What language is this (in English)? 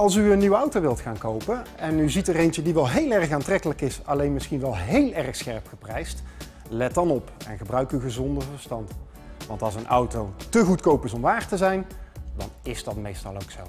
Dutch